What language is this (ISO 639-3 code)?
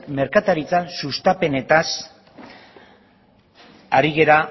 eus